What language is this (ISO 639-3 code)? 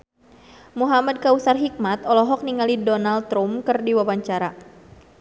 sun